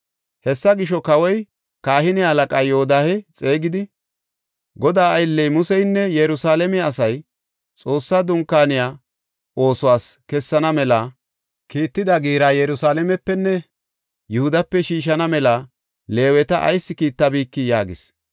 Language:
Gofa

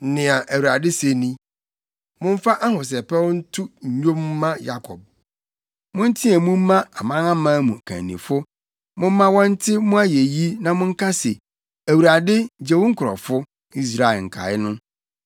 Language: Akan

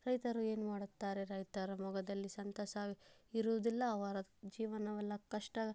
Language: Kannada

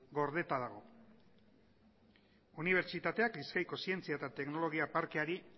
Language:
Basque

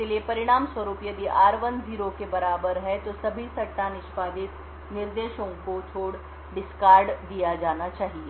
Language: Hindi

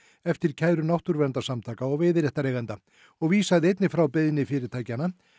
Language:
Icelandic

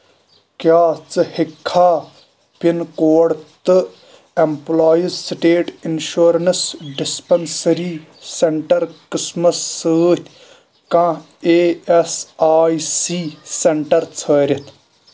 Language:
Kashmiri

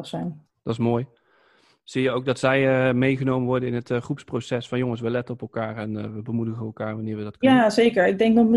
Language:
Dutch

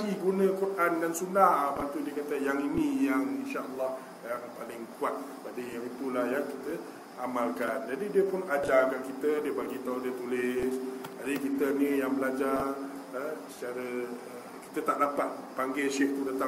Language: Malay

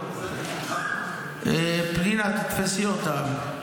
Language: Hebrew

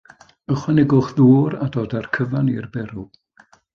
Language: Welsh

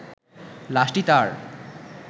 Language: Bangla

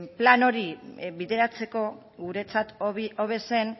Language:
Basque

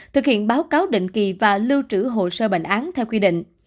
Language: Vietnamese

